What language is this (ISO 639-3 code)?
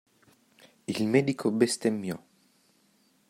ita